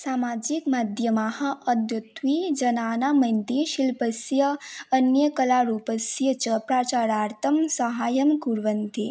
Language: Sanskrit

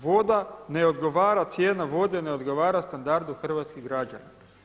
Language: Croatian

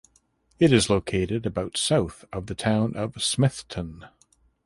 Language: English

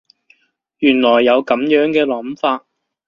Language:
Cantonese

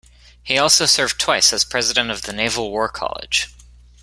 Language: English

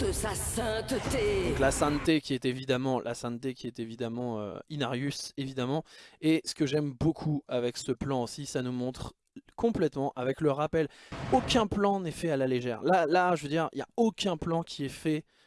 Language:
French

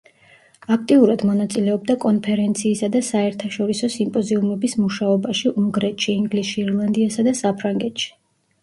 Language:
Georgian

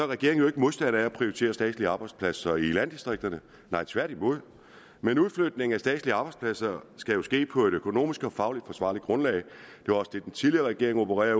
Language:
Danish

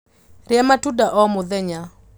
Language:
Kikuyu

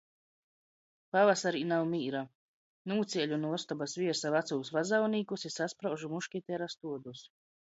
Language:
Latgalian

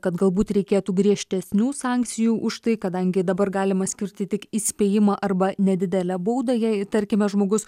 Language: Lithuanian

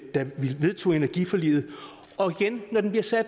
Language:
Danish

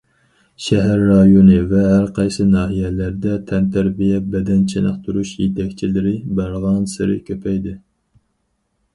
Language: Uyghur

